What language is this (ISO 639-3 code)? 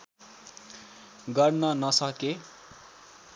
nep